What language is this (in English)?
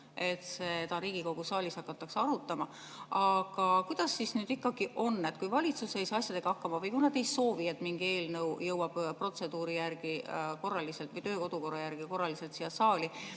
Estonian